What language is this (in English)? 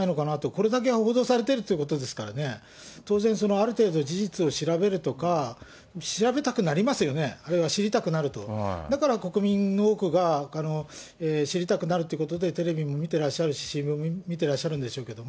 Japanese